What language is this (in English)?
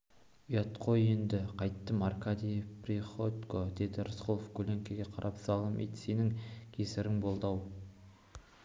Kazakh